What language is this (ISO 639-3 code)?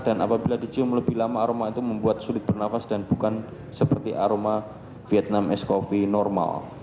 ind